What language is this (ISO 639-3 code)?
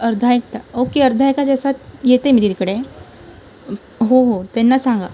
mar